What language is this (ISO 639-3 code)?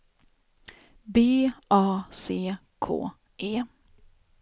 swe